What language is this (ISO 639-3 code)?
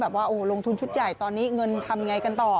tha